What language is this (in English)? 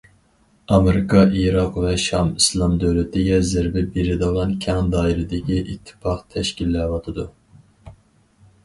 Uyghur